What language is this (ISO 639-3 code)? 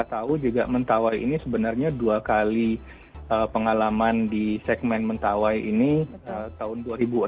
ind